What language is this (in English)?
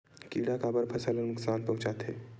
Chhattisgarhi